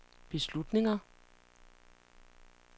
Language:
Danish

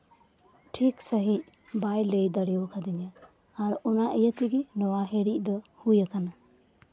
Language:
Santali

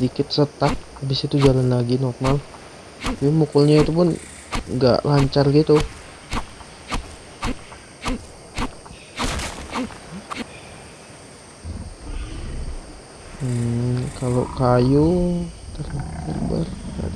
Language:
Indonesian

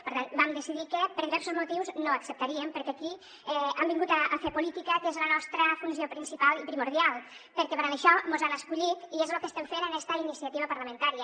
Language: Catalan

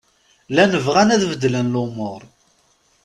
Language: Kabyle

